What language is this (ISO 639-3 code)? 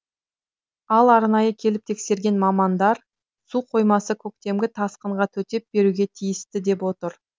kaz